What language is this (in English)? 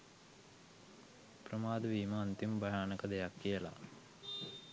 Sinhala